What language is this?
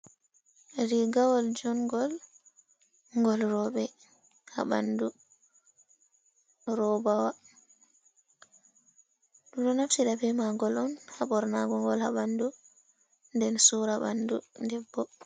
Fula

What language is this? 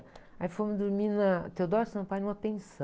Portuguese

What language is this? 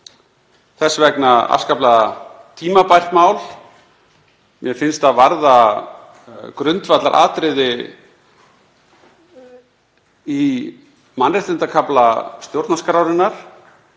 Icelandic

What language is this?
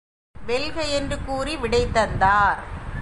Tamil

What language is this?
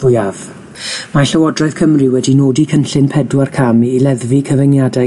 Welsh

